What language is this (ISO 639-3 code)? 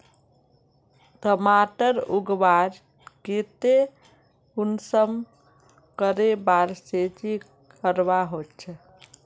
mag